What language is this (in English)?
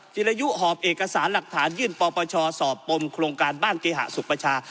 Thai